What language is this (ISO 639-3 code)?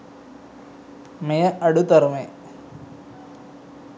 sin